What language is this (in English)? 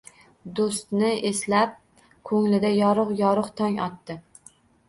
Uzbek